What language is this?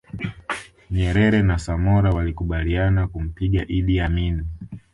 Swahili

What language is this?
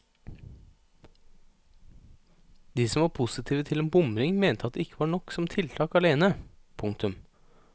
Norwegian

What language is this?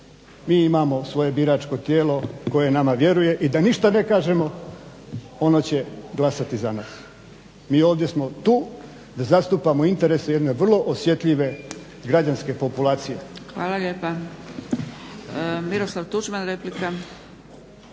Croatian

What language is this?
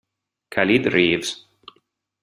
Italian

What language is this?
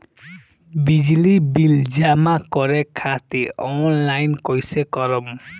Bhojpuri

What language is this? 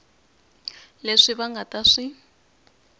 Tsonga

